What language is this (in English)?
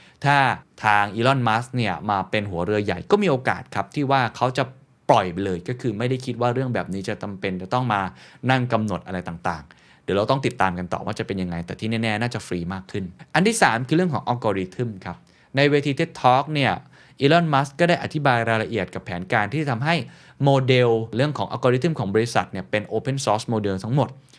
Thai